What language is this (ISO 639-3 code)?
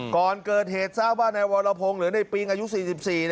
tha